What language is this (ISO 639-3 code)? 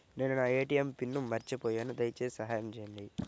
tel